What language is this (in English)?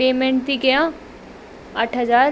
Sindhi